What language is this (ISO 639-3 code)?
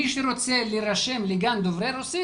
heb